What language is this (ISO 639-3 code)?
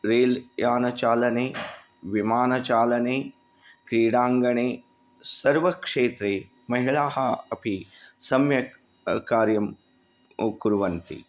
san